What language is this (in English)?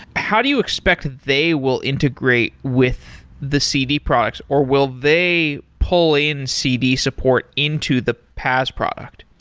English